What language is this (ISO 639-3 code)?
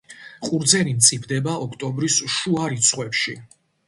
kat